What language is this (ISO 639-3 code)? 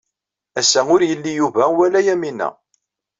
kab